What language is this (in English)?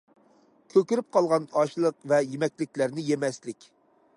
Uyghur